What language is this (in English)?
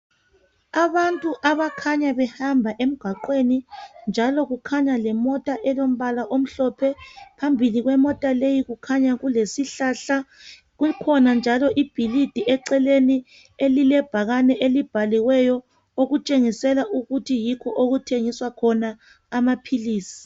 North Ndebele